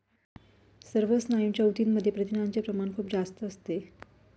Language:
Marathi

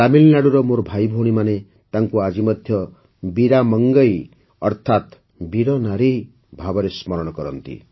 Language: Odia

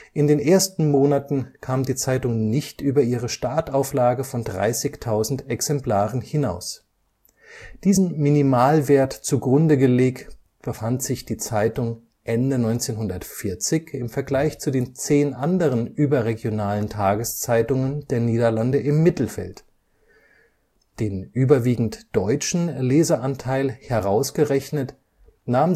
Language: German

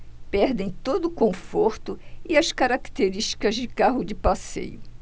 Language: Portuguese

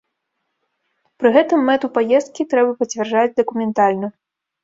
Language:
Belarusian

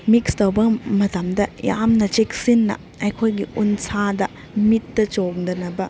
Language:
Manipuri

